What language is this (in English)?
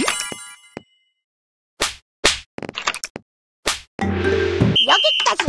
Korean